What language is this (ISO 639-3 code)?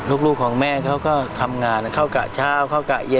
tha